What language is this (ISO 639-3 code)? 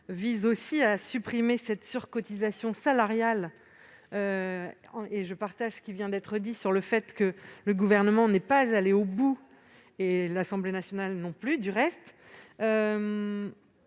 fra